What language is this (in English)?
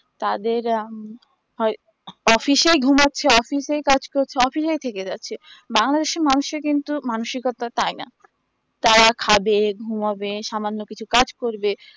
Bangla